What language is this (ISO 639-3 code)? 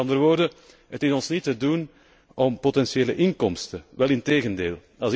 nld